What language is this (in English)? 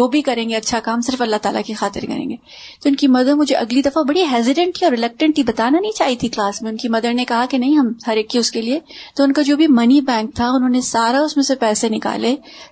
Urdu